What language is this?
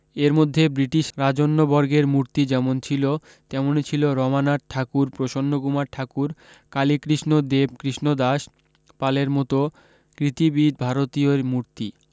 Bangla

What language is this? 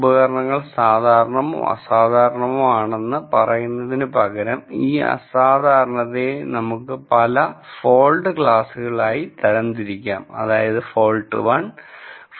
Malayalam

